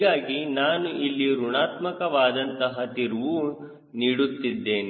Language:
Kannada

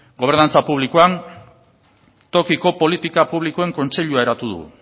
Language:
Basque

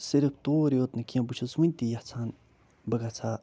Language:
Kashmiri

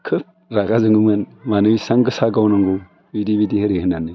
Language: Bodo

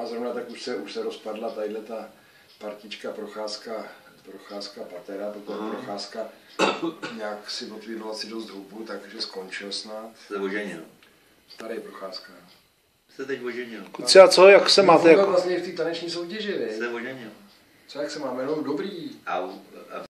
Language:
Czech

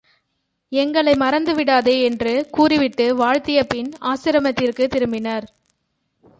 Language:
Tamil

